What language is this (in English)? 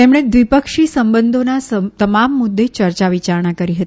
Gujarati